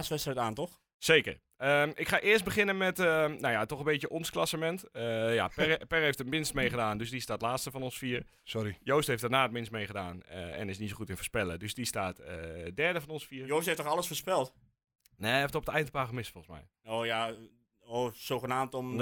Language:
Dutch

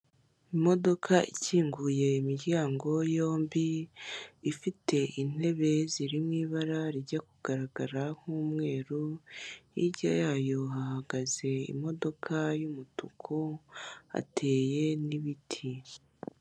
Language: Kinyarwanda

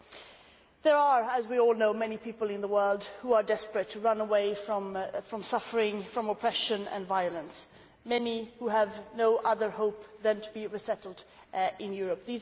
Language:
English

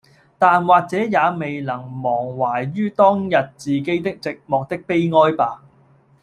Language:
Cantonese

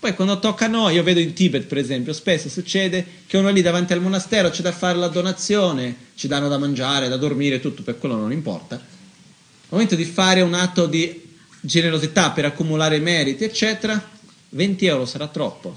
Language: Italian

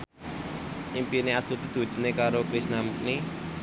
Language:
Javanese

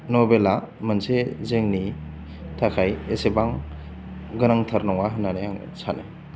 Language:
Bodo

